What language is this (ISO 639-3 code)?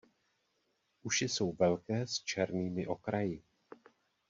ces